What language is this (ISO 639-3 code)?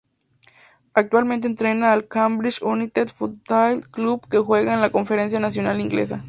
spa